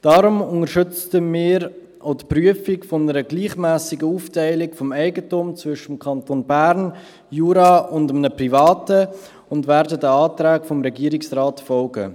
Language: Swiss German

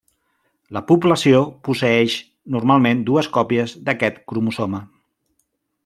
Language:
Catalan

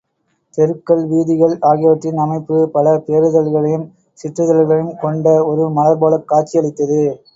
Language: Tamil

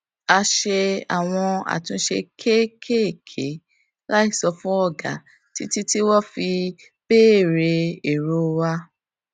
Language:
Yoruba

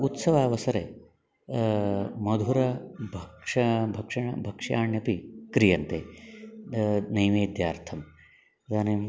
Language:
Sanskrit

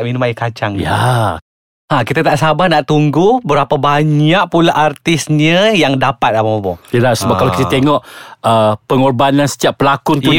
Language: Malay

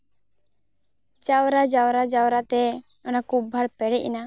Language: Santali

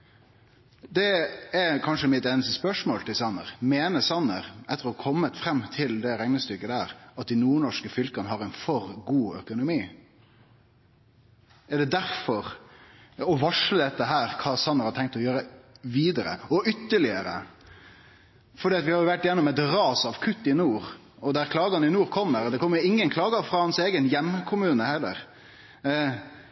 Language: Norwegian Nynorsk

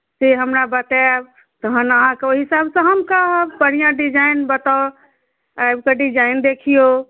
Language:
Maithili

